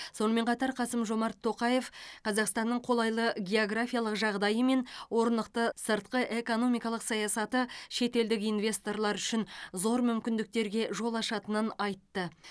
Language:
Kazakh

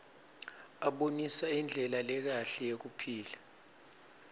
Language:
Swati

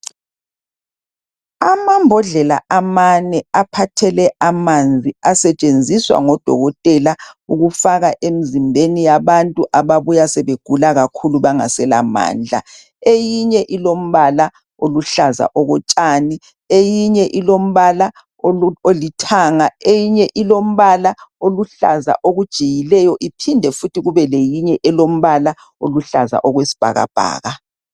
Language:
North Ndebele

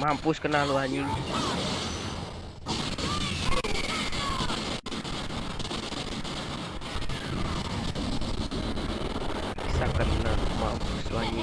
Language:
Indonesian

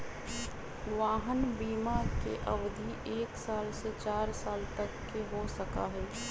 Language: Magahi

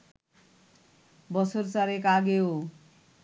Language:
Bangla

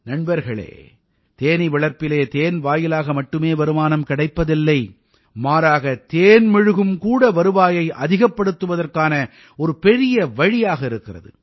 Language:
Tamil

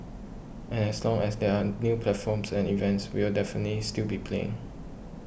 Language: English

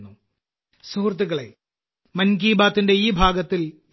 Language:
Malayalam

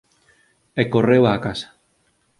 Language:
Galician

